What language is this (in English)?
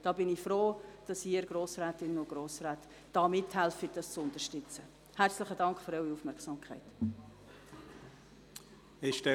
Swiss German